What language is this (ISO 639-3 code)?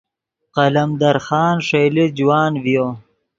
ydg